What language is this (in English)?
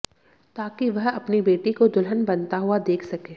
Hindi